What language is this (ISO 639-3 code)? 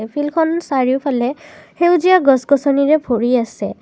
asm